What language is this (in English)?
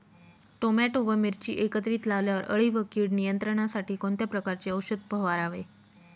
Marathi